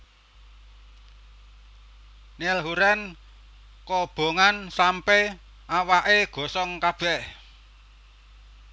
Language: Javanese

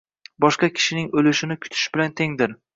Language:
Uzbek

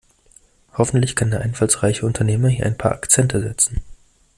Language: German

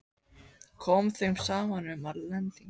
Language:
Icelandic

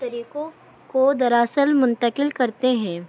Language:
Urdu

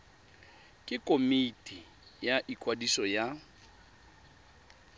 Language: Tswana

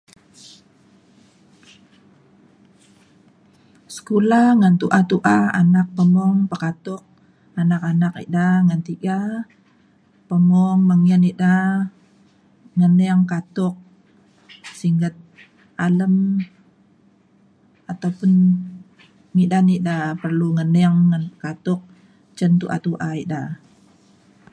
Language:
Mainstream Kenyah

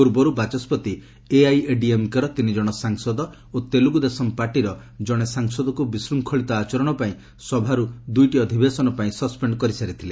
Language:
Odia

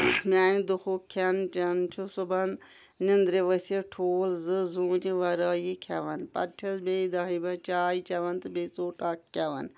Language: Kashmiri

